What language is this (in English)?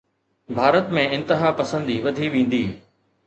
Sindhi